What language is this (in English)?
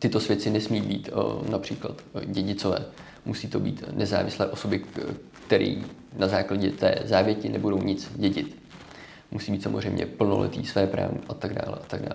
Czech